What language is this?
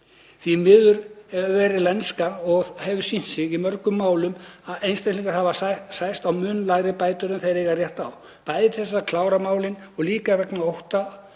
Icelandic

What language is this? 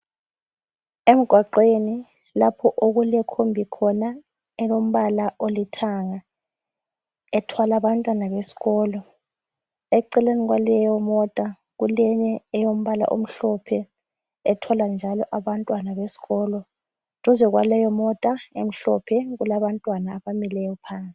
North Ndebele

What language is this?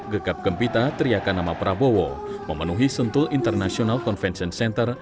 Indonesian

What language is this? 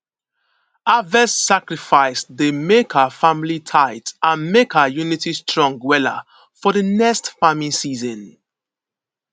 Nigerian Pidgin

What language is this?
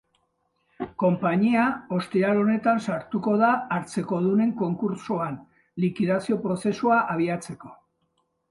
Basque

